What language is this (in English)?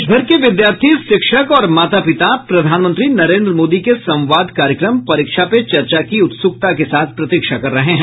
Hindi